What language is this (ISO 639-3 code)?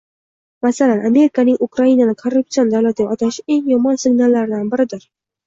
uzb